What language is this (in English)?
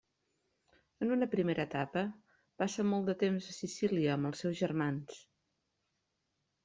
Catalan